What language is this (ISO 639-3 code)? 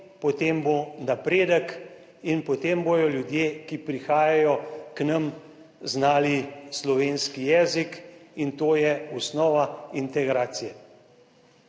slv